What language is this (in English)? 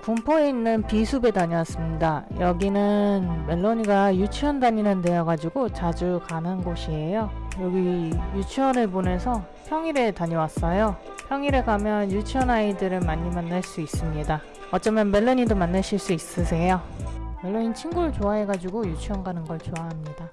Korean